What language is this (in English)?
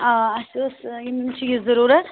Kashmiri